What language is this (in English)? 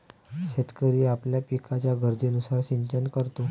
Marathi